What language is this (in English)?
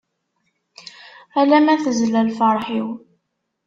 Kabyle